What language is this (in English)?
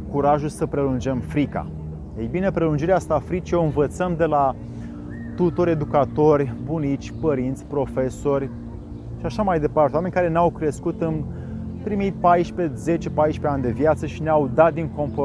Romanian